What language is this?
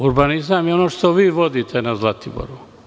Serbian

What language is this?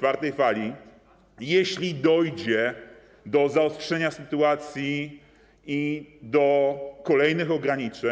Polish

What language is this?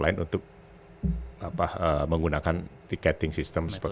Indonesian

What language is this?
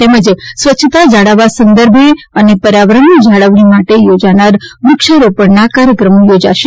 Gujarati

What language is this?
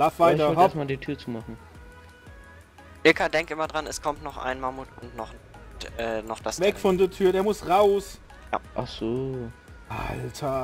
German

